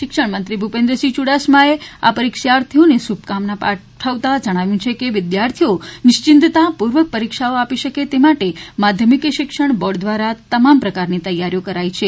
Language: Gujarati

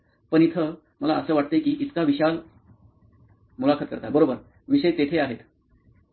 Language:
Marathi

